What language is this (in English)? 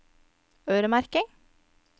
Norwegian